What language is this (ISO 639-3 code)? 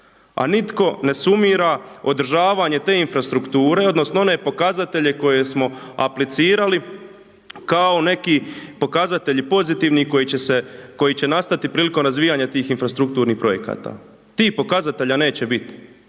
hrv